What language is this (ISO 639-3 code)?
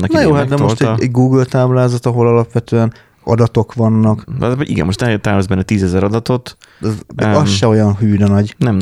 hun